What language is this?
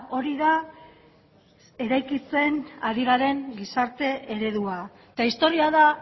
Basque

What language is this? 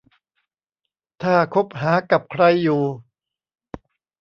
Thai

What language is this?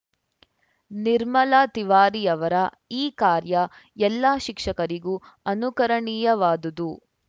Kannada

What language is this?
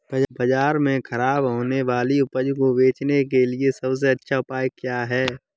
Hindi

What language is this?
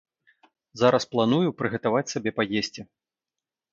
Belarusian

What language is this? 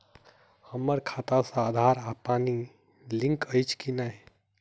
Maithili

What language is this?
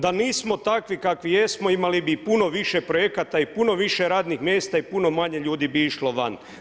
Croatian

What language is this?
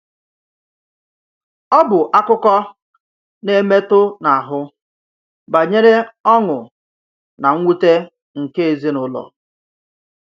Igbo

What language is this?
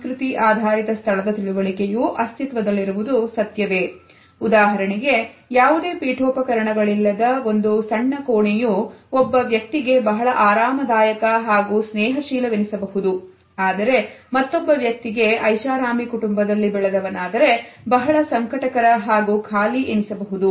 Kannada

